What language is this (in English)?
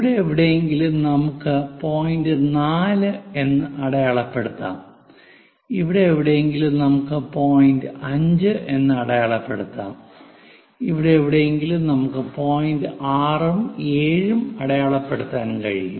Malayalam